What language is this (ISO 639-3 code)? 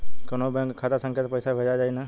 bho